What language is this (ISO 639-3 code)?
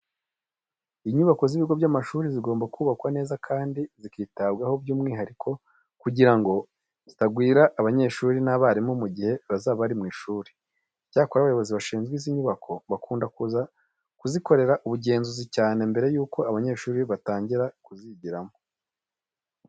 kin